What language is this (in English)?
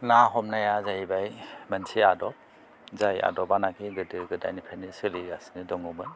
Bodo